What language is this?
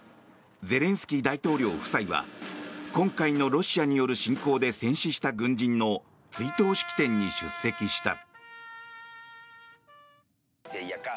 Japanese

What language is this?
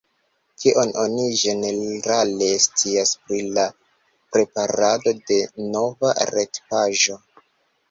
Esperanto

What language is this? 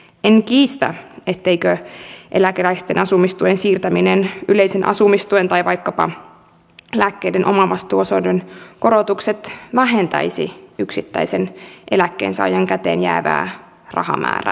Finnish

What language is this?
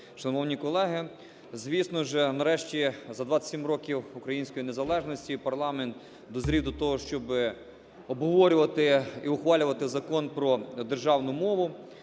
Ukrainian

